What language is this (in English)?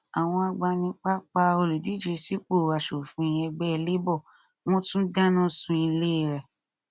Yoruba